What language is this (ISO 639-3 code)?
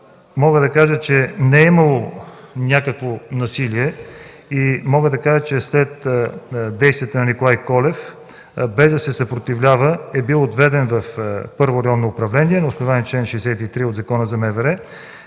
bul